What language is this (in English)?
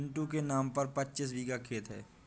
Hindi